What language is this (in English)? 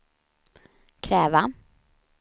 Swedish